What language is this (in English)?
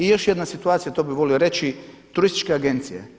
Croatian